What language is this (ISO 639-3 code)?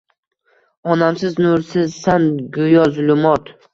uzb